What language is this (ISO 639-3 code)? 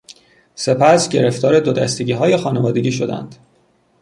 fas